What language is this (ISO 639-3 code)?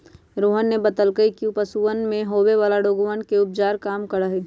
mag